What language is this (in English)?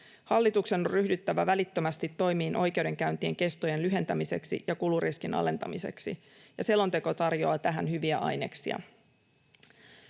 Finnish